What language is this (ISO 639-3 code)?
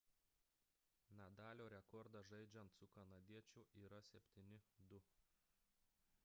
lit